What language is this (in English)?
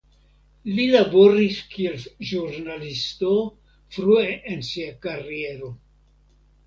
Esperanto